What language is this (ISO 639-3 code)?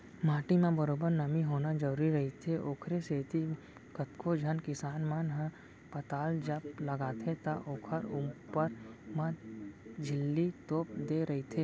hne